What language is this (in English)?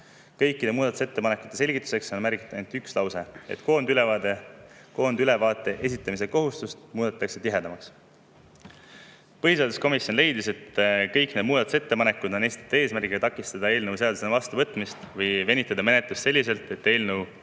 Estonian